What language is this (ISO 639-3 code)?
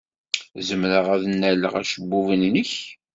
kab